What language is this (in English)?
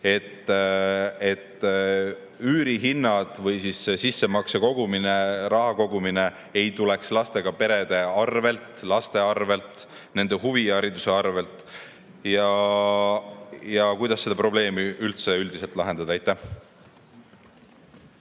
Estonian